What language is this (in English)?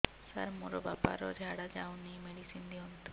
Odia